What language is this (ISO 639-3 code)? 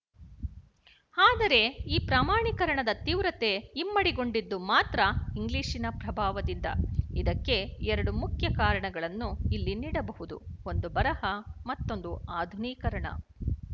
kan